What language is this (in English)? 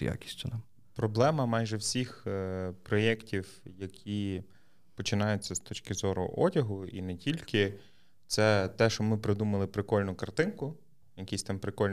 Ukrainian